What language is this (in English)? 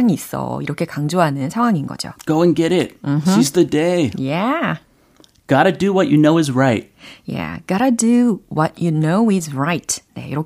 Korean